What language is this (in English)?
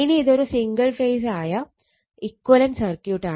Malayalam